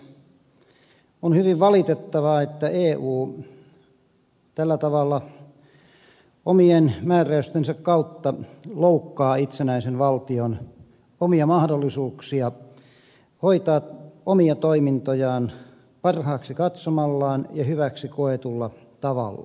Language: Finnish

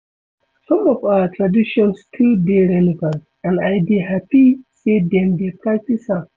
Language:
Nigerian Pidgin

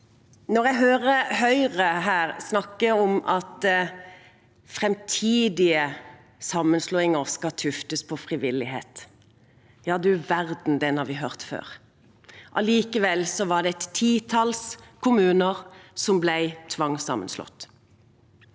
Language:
Norwegian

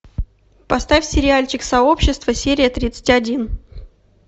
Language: Russian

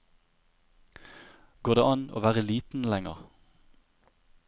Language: Norwegian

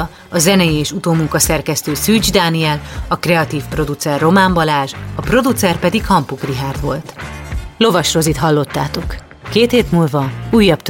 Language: Hungarian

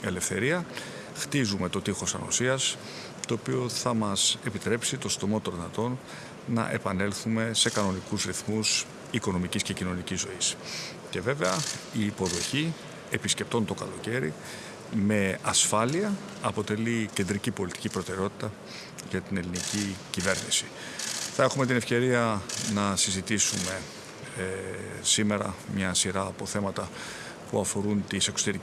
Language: Greek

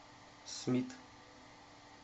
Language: Russian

